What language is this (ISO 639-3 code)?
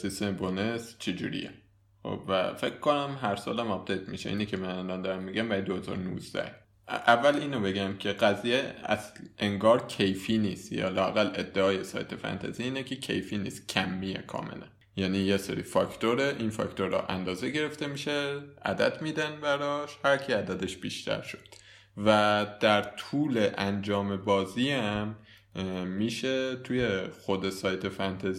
fas